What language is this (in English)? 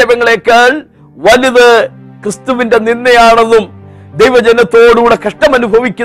Malayalam